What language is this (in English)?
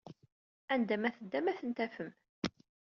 Kabyle